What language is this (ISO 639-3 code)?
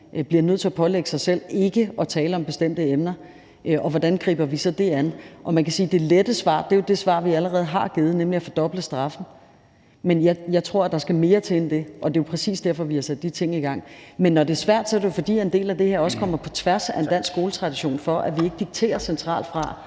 dan